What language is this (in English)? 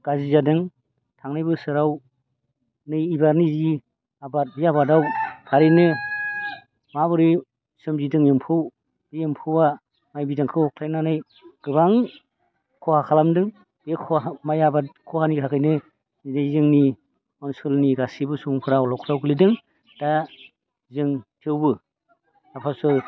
Bodo